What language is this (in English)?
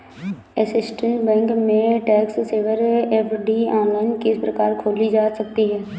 Hindi